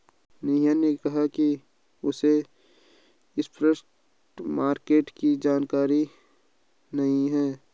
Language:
Hindi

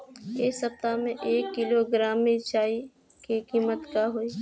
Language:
Bhojpuri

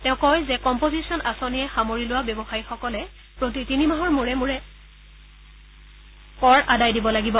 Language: Assamese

